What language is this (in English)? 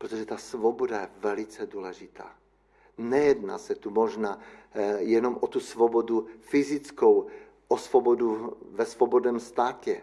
Czech